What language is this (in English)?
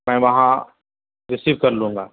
Urdu